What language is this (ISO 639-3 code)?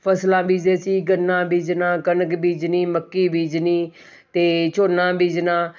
pan